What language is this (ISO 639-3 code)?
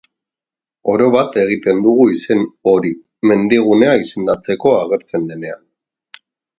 eus